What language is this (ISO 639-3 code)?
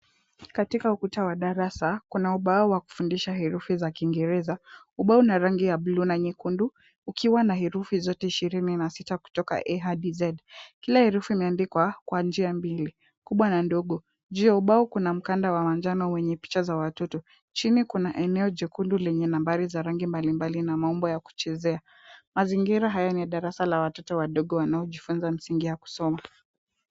swa